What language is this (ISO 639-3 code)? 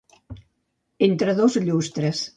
cat